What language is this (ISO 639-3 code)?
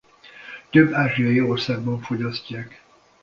hun